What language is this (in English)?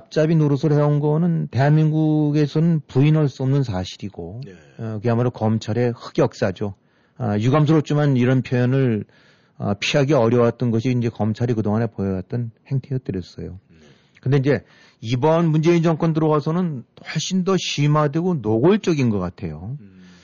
Korean